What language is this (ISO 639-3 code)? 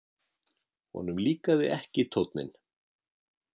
isl